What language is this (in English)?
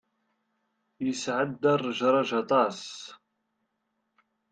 Kabyle